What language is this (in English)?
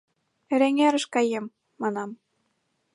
Mari